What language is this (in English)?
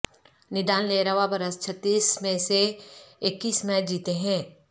Urdu